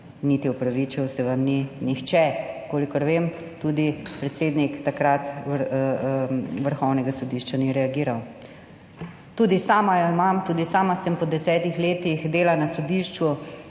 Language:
Slovenian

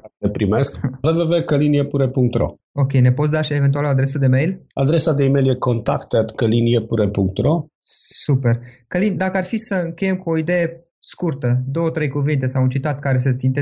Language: Romanian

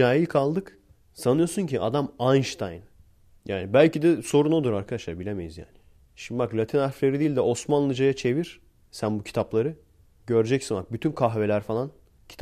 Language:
Turkish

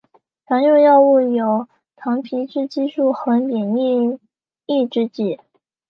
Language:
Chinese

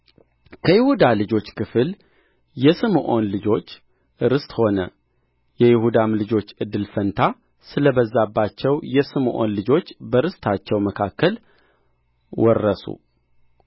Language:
Amharic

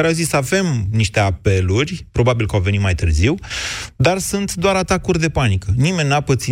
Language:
Romanian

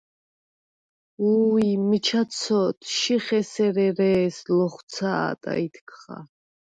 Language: Svan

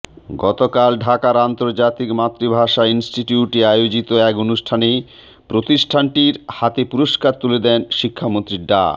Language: Bangla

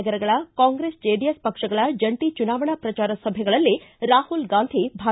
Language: Kannada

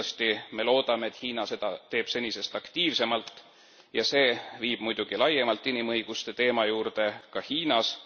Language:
Estonian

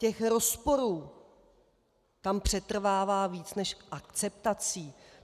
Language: Czech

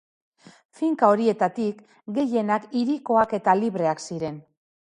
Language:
Basque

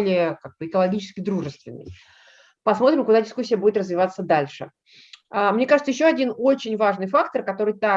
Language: Russian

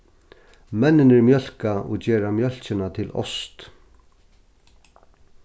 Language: Faroese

